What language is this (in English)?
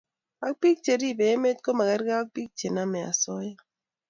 Kalenjin